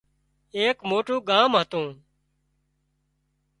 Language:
Wadiyara Koli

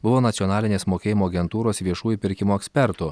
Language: Lithuanian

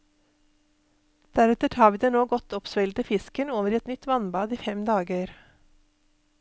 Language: Norwegian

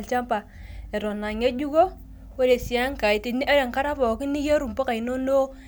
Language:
Masai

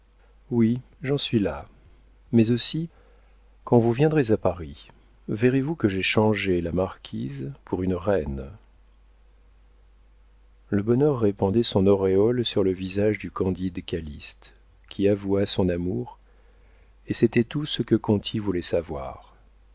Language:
French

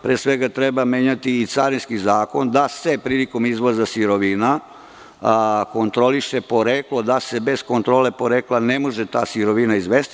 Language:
Serbian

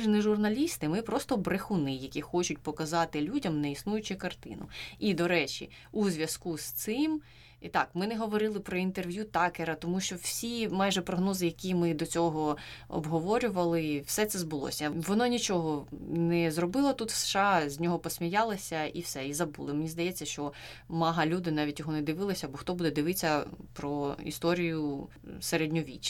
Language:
Ukrainian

